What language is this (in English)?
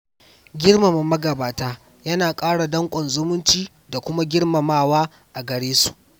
Hausa